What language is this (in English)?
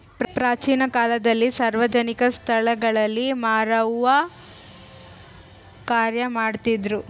Kannada